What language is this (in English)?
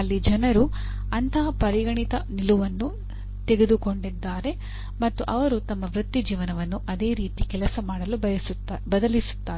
Kannada